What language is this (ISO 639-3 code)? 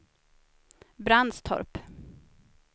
swe